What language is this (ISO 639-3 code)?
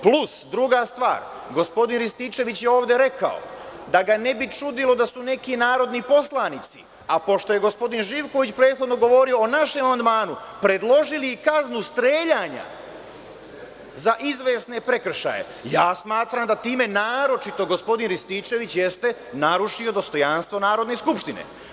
srp